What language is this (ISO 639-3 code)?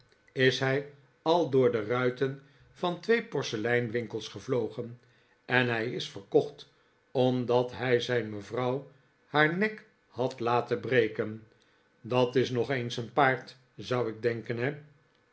nld